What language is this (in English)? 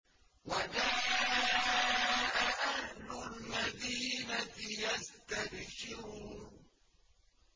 Arabic